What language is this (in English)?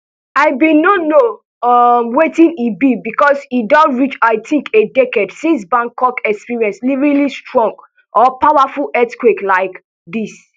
Nigerian Pidgin